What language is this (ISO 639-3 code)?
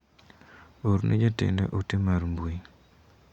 luo